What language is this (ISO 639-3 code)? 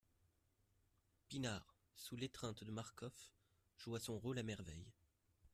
fra